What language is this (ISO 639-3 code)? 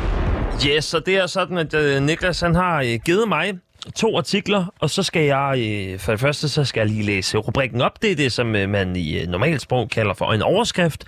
dan